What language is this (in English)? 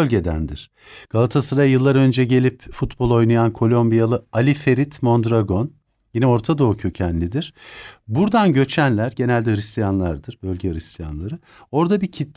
Turkish